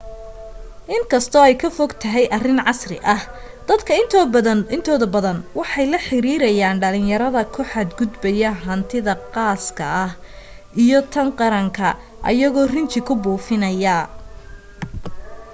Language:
Somali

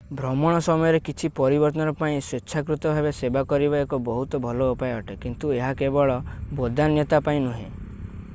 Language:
Odia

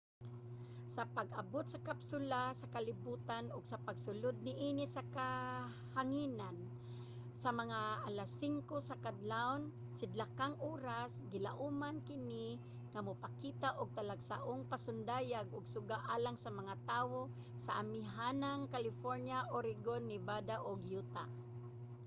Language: Cebuano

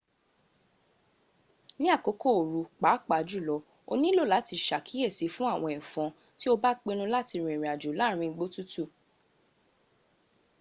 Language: Yoruba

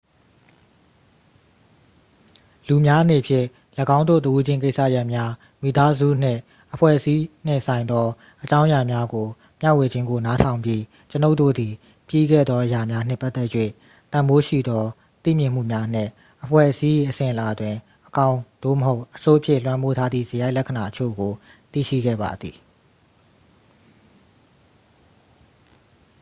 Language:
Burmese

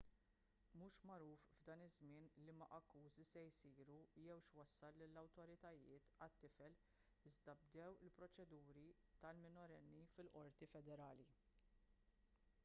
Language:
Maltese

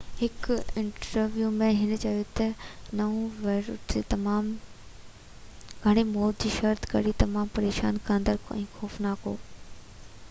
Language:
Sindhi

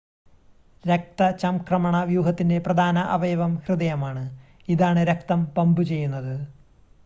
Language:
Malayalam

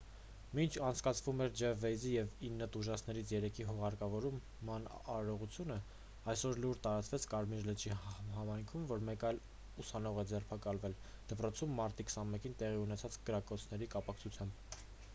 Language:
Armenian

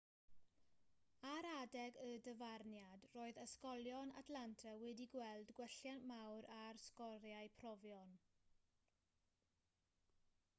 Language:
Welsh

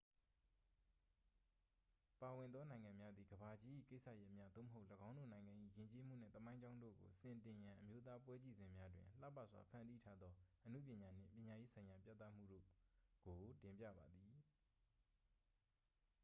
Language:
Burmese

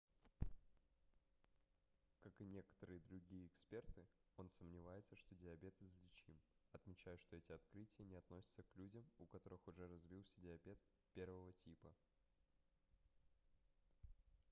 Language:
Russian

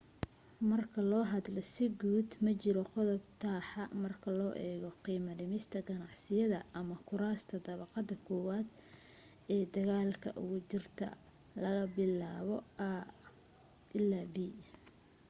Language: Somali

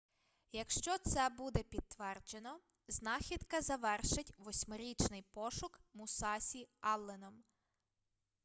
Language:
Ukrainian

